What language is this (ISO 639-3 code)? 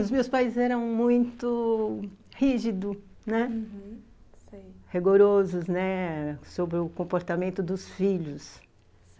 por